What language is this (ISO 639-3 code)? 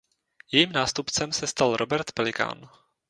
ces